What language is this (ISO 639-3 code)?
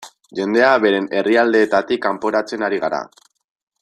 eus